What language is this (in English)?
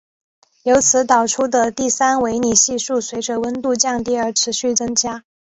Chinese